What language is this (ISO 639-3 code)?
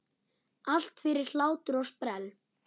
isl